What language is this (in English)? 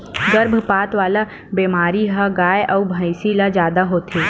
Chhattisgarhi